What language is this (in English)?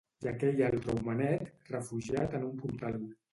Catalan